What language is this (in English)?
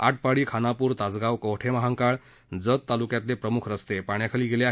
Marathi